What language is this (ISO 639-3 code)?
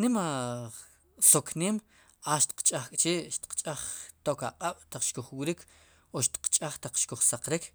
qum